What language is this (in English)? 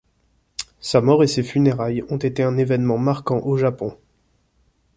French